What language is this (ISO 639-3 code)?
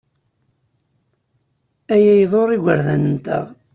kab